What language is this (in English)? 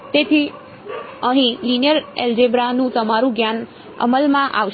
Gujarati